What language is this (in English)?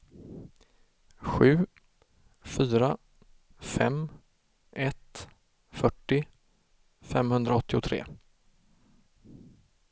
Swedish